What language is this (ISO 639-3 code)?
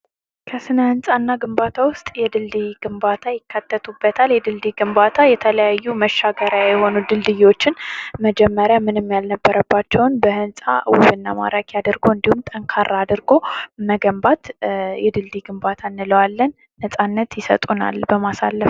amh